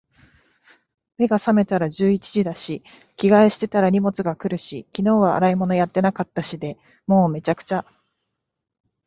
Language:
Japanese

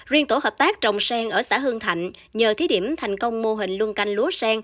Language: Vietnamese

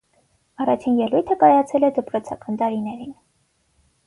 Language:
Armenian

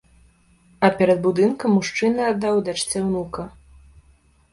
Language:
Belarusian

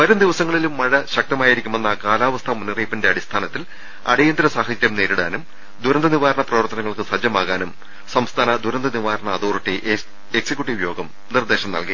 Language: Malayalam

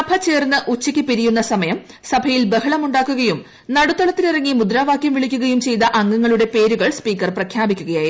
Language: Malayalam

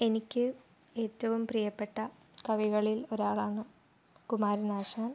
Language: Malayalam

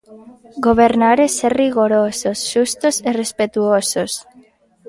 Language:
Galician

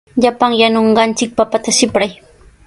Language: Sihuas Ancash Quechua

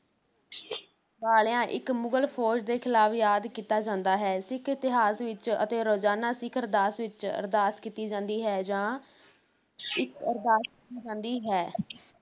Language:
Punjabi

